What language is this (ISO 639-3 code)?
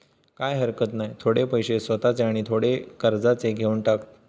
mar